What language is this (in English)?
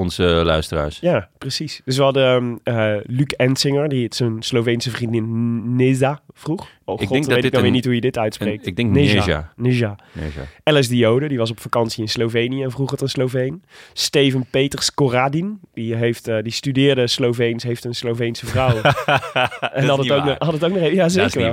Dutch